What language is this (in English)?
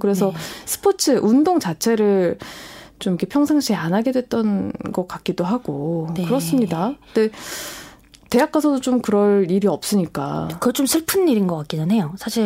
Korean